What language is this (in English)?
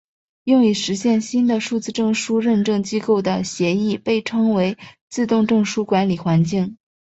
Chinese